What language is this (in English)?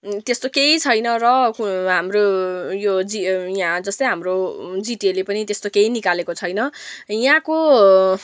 Nepali